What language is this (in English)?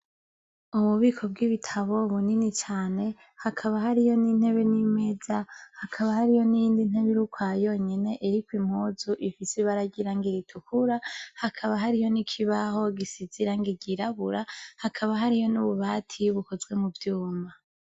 Rundi